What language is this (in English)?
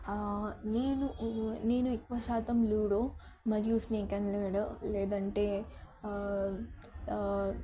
Telugu